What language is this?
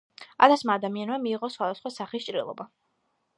Georgian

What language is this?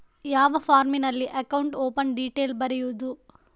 Kannada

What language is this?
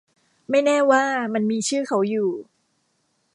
Thai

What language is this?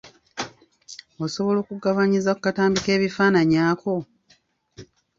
Ganda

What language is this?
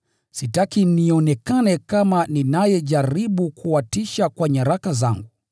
Swahili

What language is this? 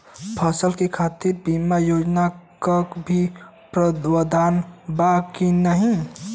Bhojpuri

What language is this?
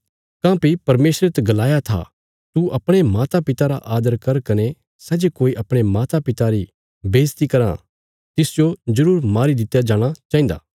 Bilaspuri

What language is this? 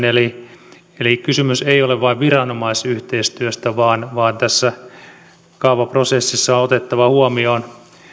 Finnish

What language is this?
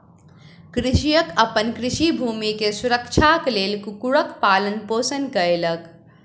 Maithili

